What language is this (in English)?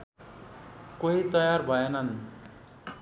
Nepali